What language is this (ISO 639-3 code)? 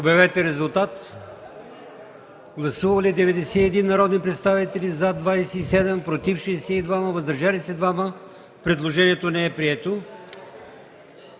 bul